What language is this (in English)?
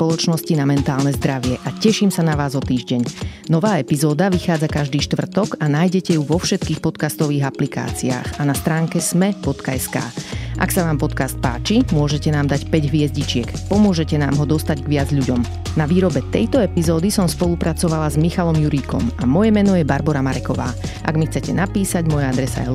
Slovak